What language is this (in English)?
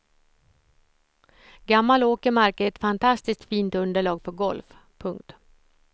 Swedish